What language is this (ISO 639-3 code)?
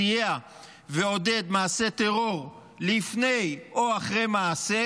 heb